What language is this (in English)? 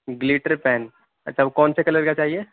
Urdu